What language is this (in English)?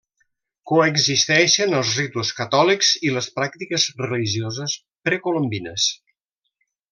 Catalan